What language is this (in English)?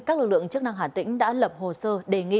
Vietnamese